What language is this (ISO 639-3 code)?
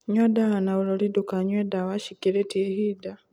kik